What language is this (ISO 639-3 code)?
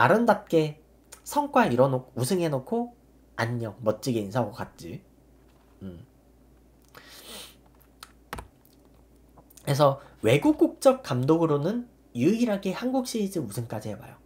kor